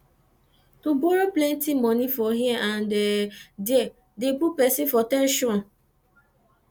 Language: Nigerian Pidgin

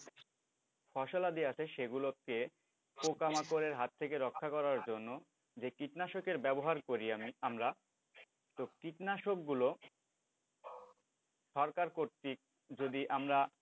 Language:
Bangla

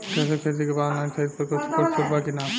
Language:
Bhojpuri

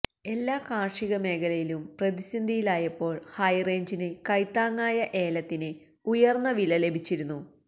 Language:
Malayalam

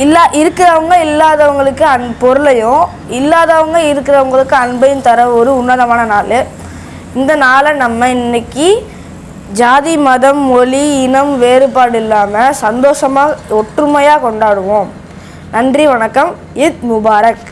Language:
Tamil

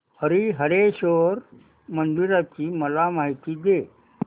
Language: Marathi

